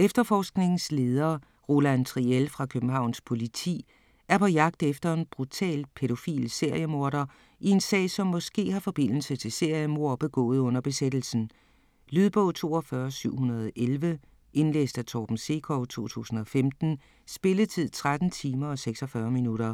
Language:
Danish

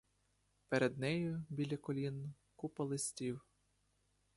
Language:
Ukrainian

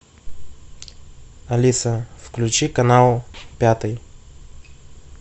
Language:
Russian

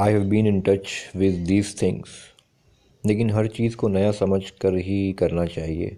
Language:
Urdu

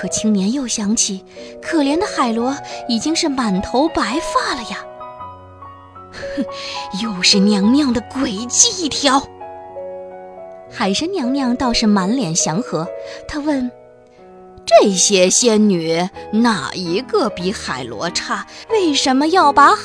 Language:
Chinese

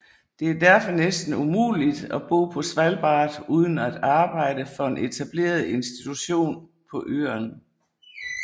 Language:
Danish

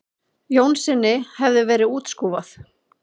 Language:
Icelandic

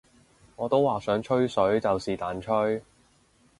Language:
Cantonese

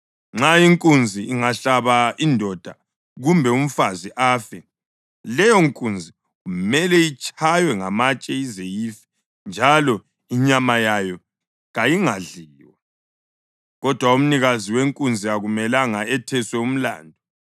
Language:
North Ndebele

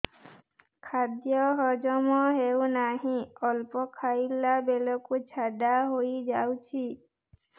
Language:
Odia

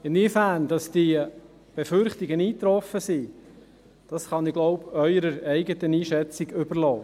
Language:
Swiss German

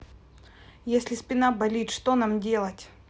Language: Russian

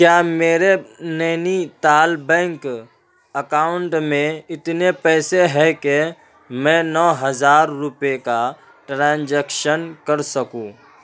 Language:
Urdu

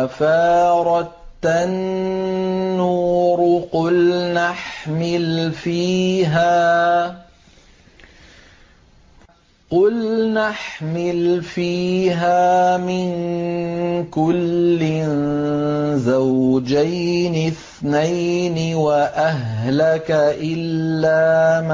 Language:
Arabic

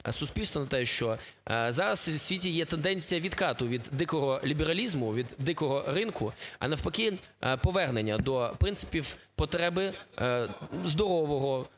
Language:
Ukrainian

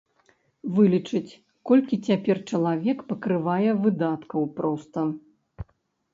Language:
Belarusian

